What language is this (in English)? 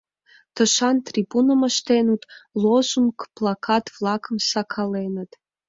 Mari